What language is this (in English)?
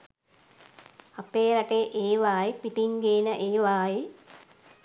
Sinhala